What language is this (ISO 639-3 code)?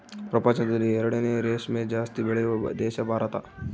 kan